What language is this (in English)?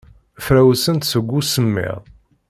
Kabyle